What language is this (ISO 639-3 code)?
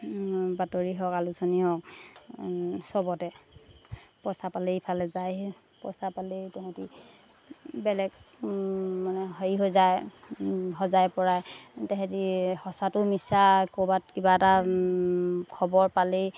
asm